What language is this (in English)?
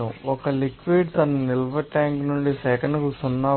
Telugu